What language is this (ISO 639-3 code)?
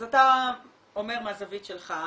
heb